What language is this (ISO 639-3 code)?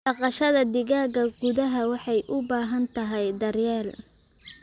som